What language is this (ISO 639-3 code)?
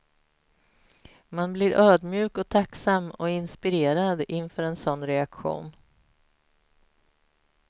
swe